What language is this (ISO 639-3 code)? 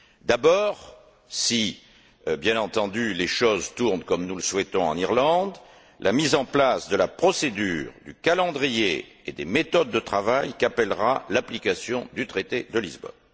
fra